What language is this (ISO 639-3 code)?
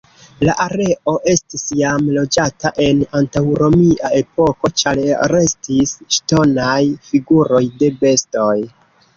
epo